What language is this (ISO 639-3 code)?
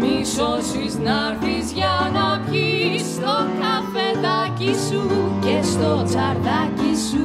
ell